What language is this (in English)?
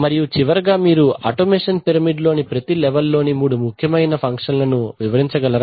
Telugu